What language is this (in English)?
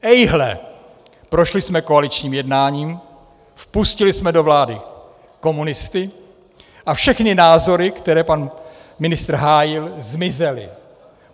Czech